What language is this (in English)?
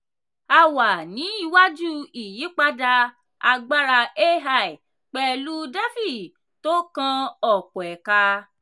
Yoruba